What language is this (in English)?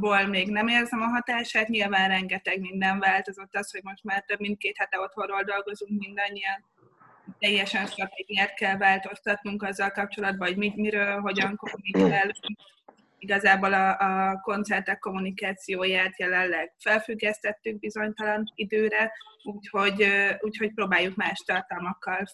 Hungarian